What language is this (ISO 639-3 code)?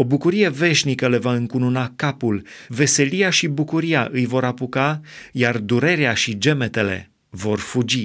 ron